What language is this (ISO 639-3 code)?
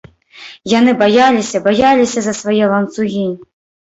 bel